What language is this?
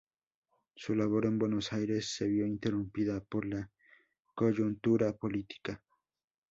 Spanish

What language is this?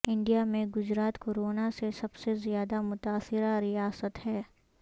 Urdu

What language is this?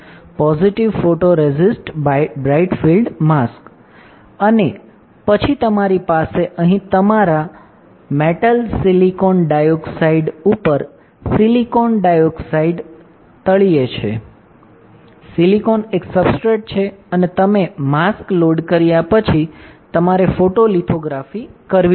Gujarati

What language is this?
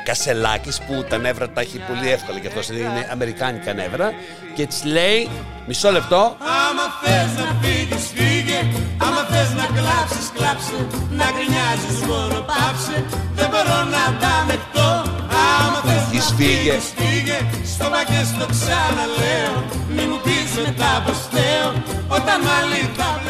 Greek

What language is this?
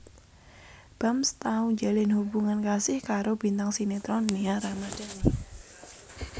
Javanese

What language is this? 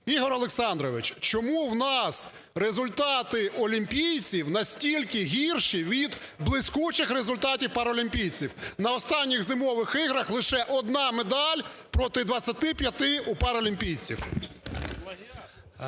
Ukrainian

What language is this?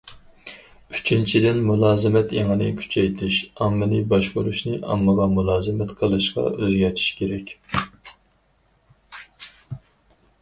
Uyghur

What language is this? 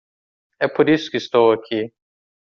Portuguese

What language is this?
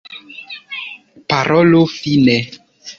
Esperanto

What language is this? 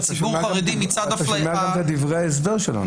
Hebrew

